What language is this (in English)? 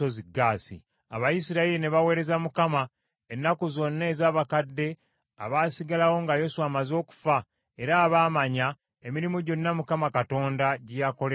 Ganda